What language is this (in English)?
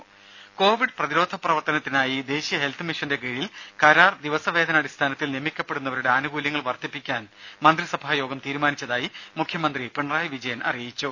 Malayalam